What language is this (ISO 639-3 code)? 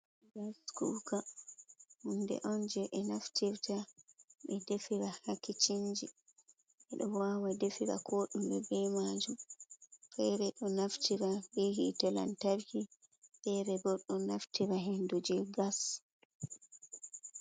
ful